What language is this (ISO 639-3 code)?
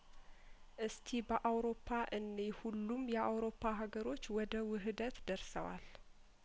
amh